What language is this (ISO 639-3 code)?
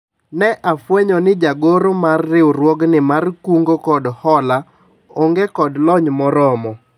luo